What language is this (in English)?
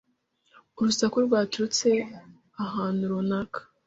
Kinyarwanda